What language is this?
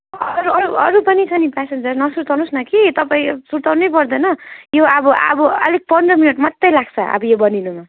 Nepali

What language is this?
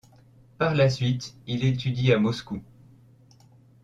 French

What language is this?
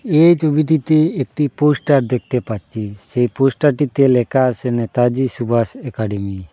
Bangla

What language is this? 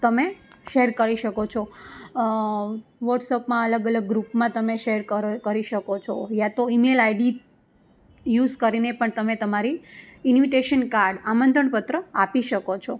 Gujarati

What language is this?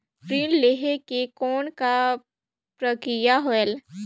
Chhattisgarhi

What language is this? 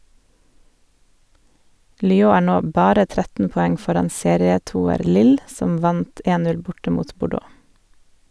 Norwegian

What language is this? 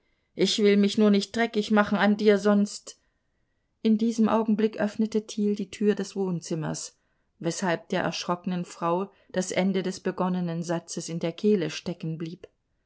German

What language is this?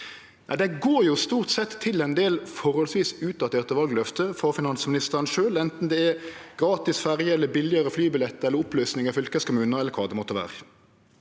Norwegian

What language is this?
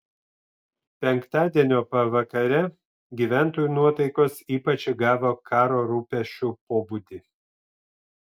Lithuanian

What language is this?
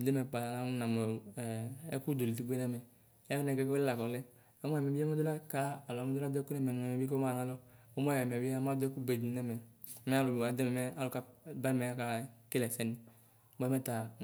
Ikposo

